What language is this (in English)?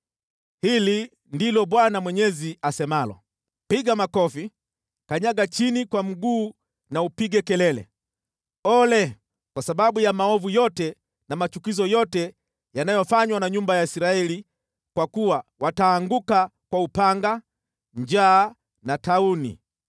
Swahili